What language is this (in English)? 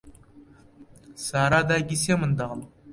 Central Kurdish